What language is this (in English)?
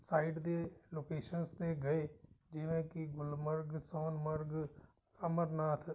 Punjabi